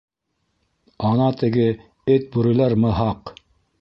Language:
Bashkir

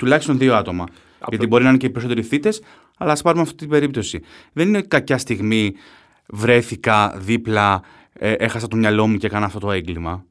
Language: Greek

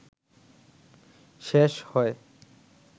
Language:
Bangla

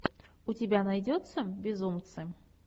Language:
Russian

